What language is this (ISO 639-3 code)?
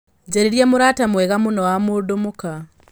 kik